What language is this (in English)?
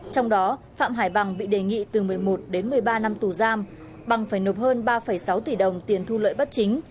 Vietnamese